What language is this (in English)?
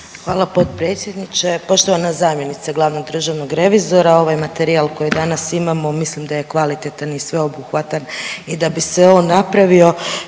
Croatian